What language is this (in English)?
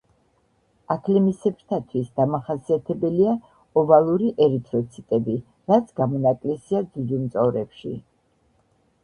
Georgian